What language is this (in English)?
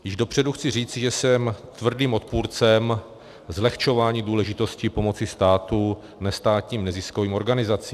Czech